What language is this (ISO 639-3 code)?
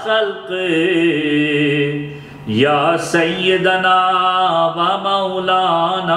ara